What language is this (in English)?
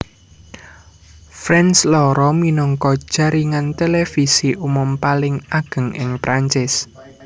Javanese